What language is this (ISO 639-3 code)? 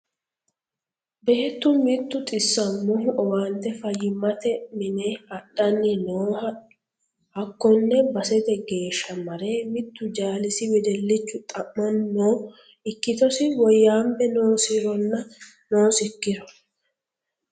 sid